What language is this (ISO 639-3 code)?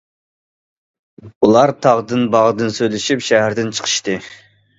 uig